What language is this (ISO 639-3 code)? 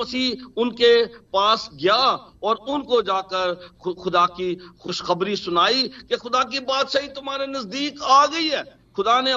hin